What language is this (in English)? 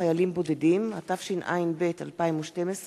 Hebrew